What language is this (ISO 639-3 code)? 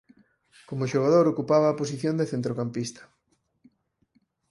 glg